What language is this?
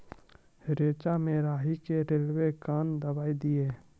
Maithili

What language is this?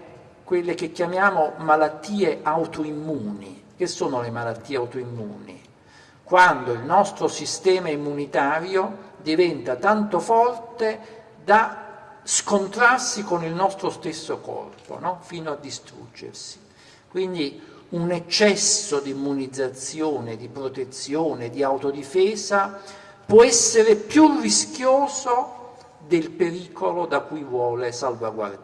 Italian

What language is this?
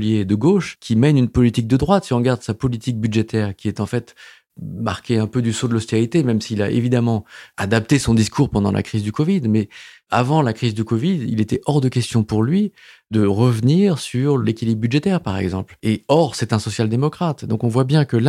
French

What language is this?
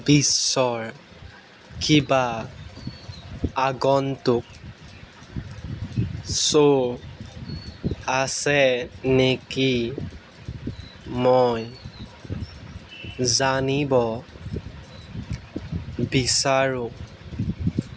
Assamese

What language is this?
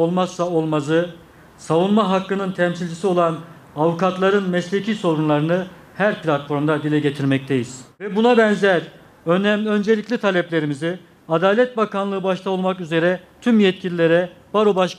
Turkish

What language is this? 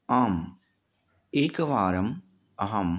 Sanskrit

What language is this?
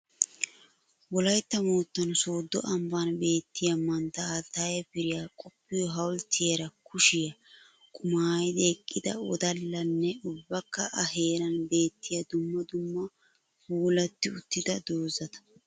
Wolaytta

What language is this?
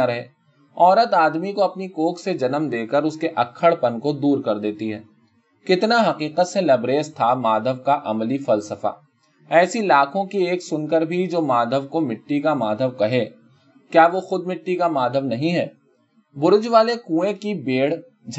Urdu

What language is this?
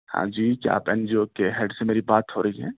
Urdu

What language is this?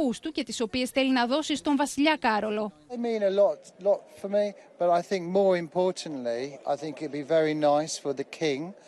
Greek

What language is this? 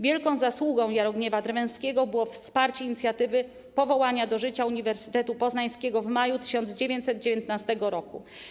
Polish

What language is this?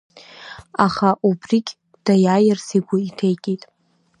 Abkhazian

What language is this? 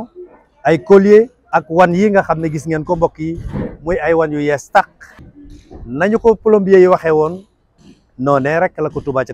Arabic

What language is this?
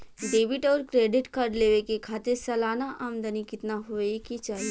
Bhojpuri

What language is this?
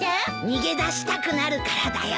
Japanese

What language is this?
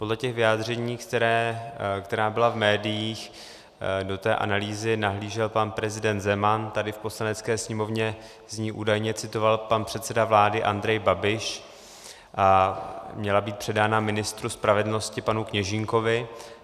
Czech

